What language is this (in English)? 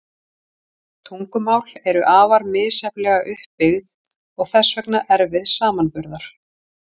Icelandic